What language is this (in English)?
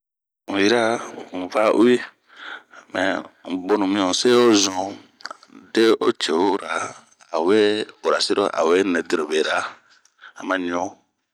Bomu